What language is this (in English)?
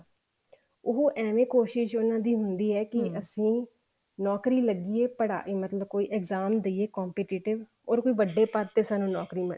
Punjabi